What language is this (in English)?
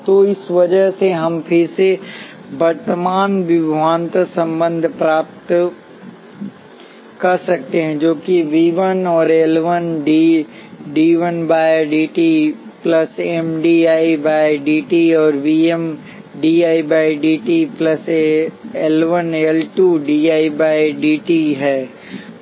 Hindi